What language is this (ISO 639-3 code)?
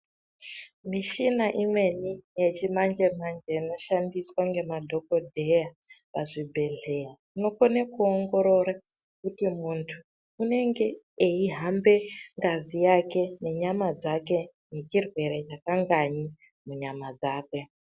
ndc